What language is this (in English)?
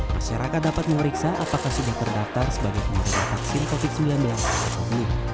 Indonesian